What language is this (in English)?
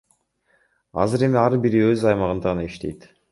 Kyrgyz